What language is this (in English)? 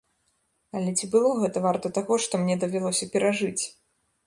Belarusian